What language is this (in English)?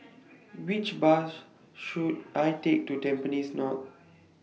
English